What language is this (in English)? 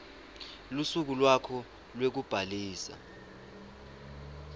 Swati